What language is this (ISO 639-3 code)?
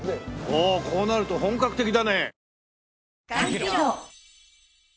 jpn